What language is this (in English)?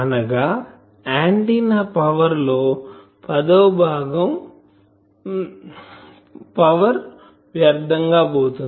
Telugu